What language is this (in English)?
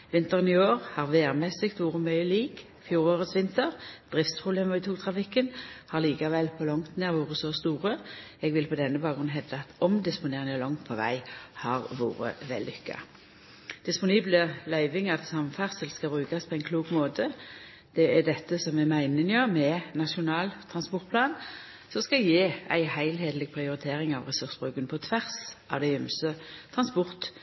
Norwegian Nynorsk